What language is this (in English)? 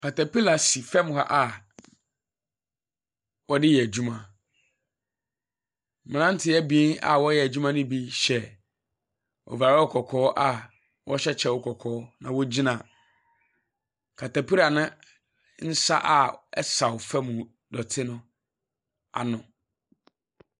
Akan